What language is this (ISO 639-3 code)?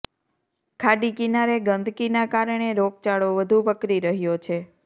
guj